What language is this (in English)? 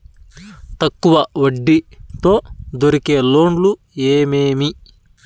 Telugu